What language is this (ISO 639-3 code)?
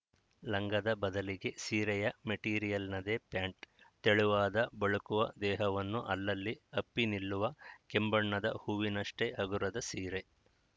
kan